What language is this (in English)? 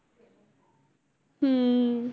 Punjabi